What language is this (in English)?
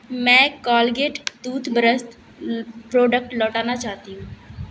Urdu